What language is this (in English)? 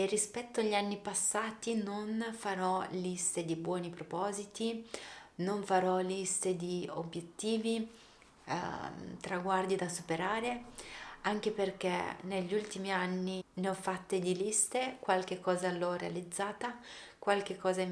Italian